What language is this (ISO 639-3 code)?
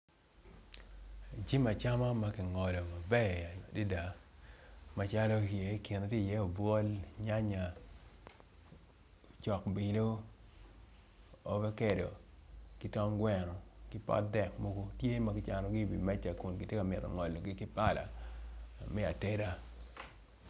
ach